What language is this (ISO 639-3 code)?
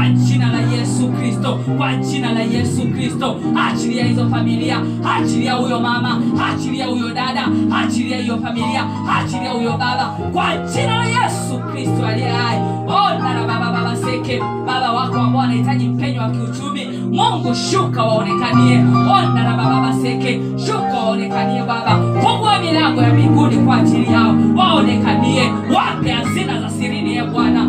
swa